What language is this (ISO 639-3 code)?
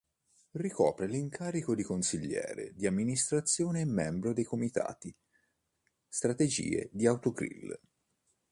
ita